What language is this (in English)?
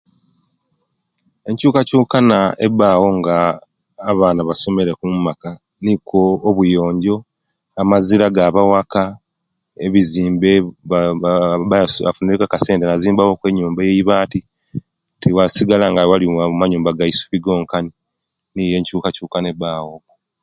Kenyi